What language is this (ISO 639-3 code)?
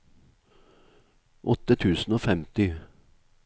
nor